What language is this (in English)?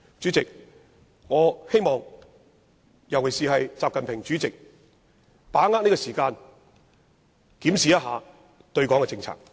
Cantonese